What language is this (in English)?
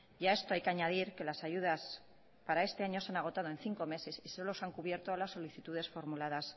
Spanish